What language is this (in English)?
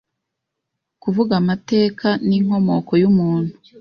Kinyarwanda